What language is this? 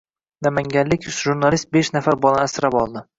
Uzbek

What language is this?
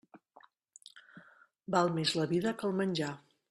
Catalan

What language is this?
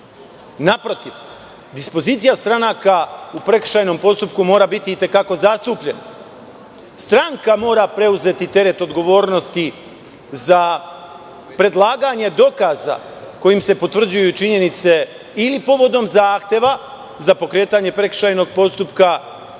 Serbian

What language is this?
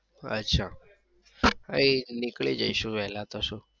Gujarati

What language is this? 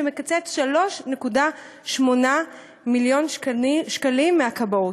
Hebrew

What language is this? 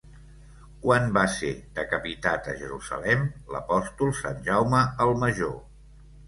Catalan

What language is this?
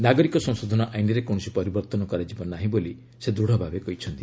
Odia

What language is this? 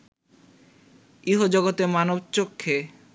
Bangla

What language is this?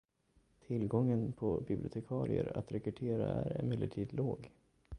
Swedish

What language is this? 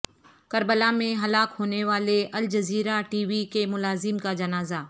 Urdu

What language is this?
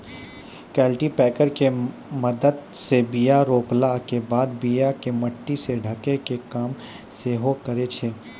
Maithili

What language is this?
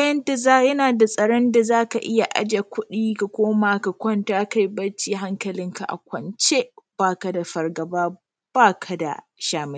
Hausa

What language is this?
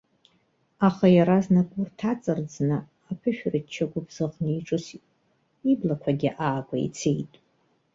Abkhazian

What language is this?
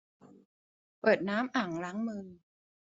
Thai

